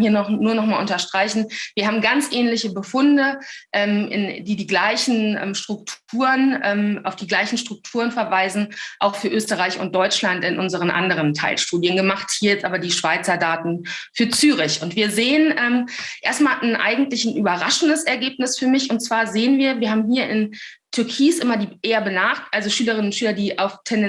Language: German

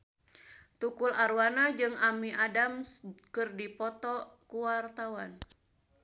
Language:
Sundanese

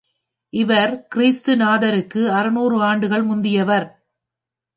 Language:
Tamil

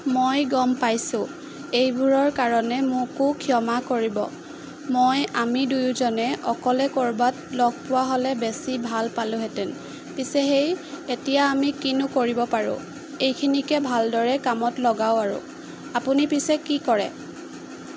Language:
Assamese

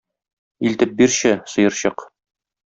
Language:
Tatar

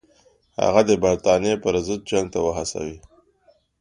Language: Pashto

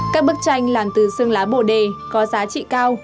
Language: Vietnamese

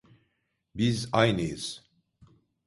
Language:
Turkish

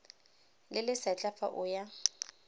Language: Tswana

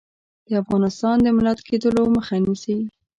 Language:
Pashto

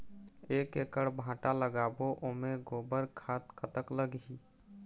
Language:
Chhattisgarhi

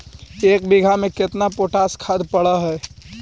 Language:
Magahi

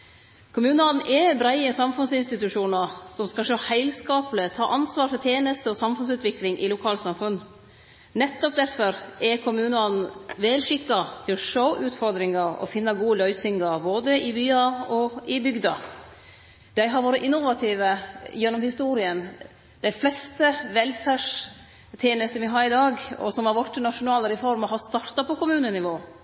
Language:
Norwegian Nynorsk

